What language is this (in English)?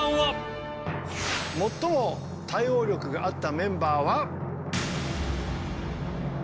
Japanese